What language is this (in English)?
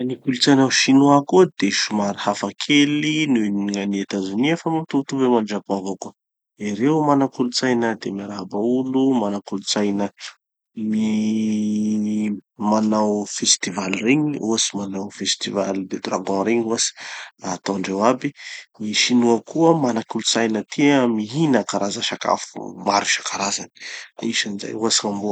Tanosy Malagasy